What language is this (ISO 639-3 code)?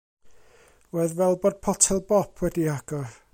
cym